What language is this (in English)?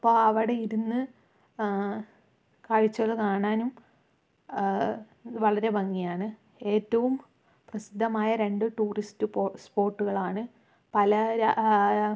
Malayalam